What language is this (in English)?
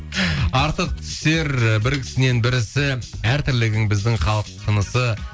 Kazakh